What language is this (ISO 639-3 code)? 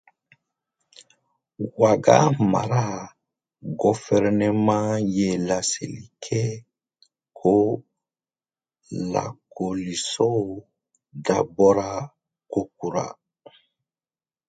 dyu